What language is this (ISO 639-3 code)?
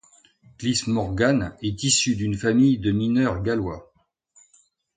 fra